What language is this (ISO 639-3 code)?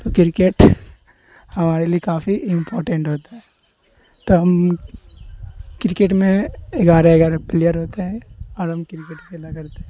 urd